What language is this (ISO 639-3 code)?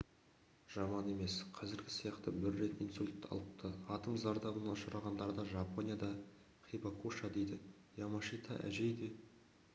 kaz